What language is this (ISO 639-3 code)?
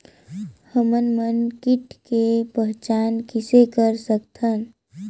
hne